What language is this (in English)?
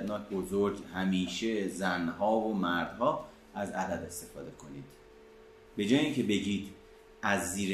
Persian